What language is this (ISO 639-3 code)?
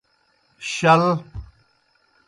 plk